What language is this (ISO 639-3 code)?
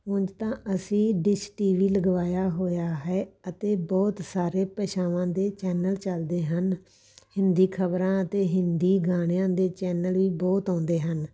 pan